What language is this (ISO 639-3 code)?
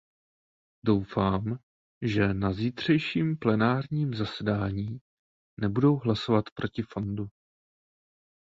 ces